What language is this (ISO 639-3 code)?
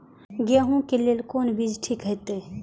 mai